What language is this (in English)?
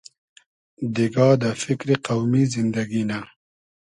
Hazaragi